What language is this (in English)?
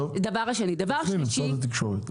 Hebrew